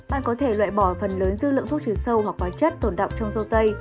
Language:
Vietnamese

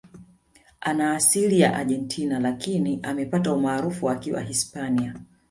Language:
Swahili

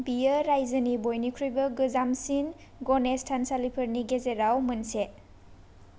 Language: Bodo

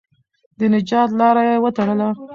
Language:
Pashto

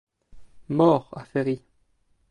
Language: French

